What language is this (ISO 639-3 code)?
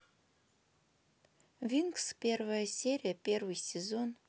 rus